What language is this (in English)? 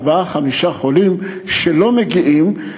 Hebrew